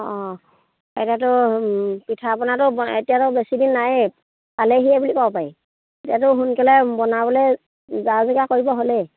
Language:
Assamese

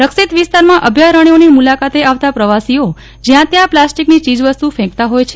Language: Gujarati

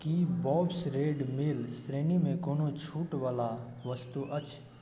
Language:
Maithili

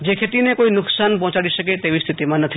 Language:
Gujarati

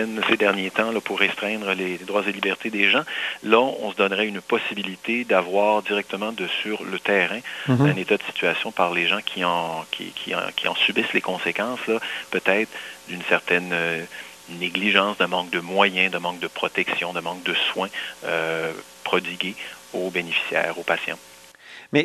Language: French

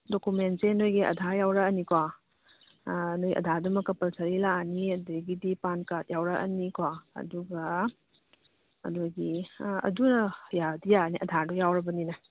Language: Manipuri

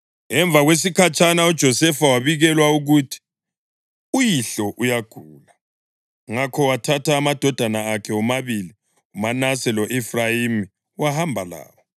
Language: North Ndebele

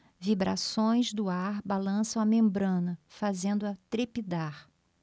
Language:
Portuguese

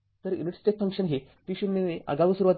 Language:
Marathi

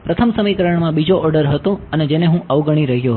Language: Gujarati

